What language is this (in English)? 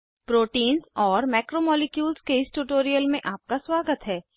Hindi